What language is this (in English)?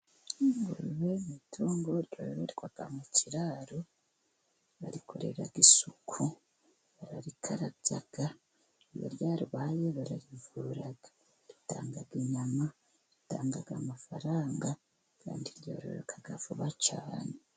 Kinyarwanda